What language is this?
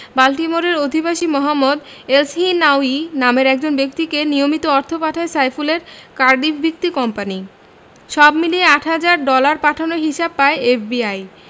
Bangla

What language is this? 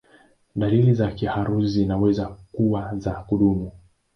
Swahili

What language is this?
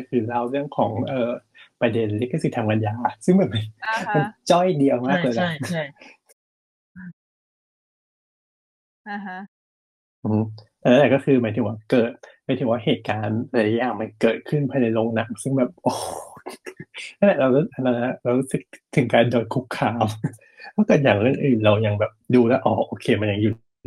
Thai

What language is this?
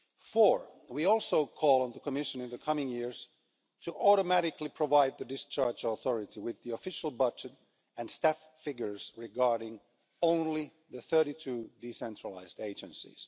English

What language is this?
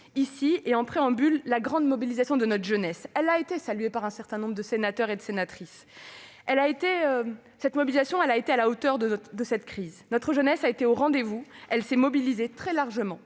French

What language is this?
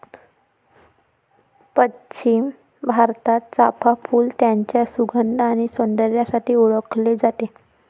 Marathi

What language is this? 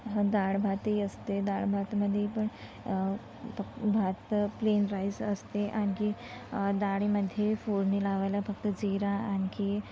Marathi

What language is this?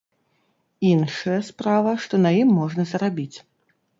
Belarusian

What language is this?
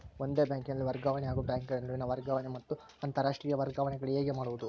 Kannada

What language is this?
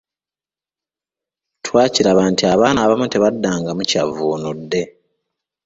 Ganda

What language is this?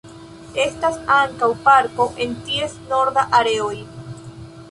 Esperanto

